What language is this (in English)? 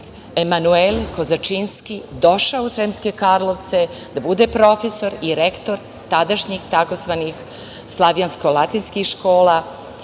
Serbian